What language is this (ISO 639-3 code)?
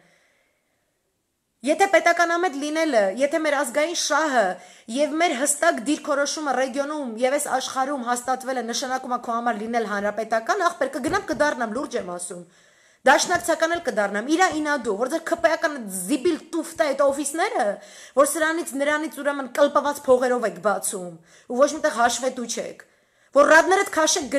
ron